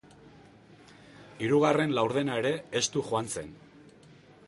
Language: Basque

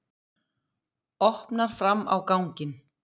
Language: Icelandic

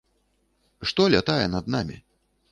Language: Belarusian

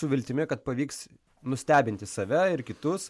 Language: Lithuanian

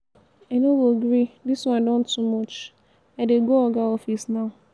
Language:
Nigerian Pidgin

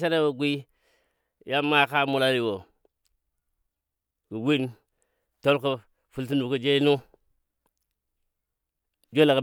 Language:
Dadiya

